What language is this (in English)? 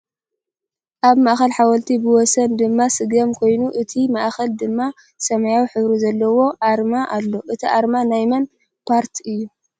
Tigrinya